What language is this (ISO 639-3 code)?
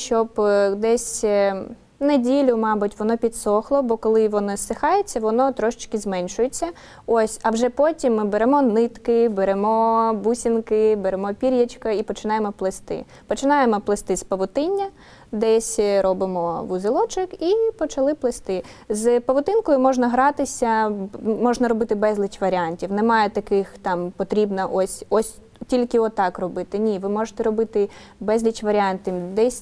ukr